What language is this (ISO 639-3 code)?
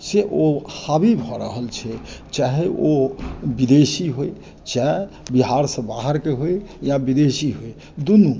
mai